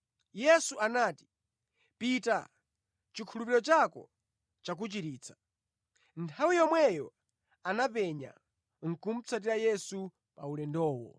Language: Nyanja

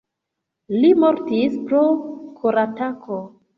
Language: Esperanto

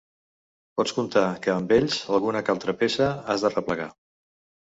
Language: Catalan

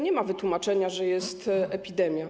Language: Polish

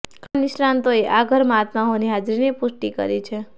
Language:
Gujarati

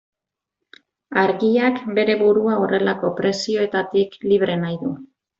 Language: Basque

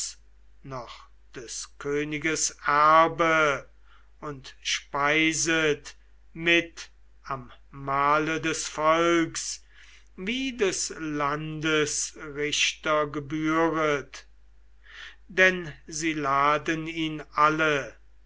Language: German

